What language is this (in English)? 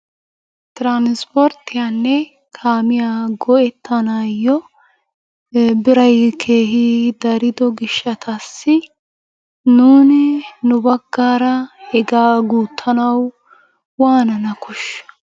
Wolaytta